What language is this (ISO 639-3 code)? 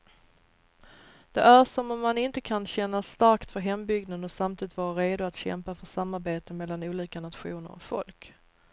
swe